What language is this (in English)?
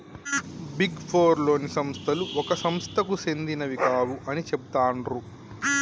Telugu